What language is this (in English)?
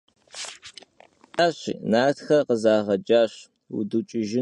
Kabardian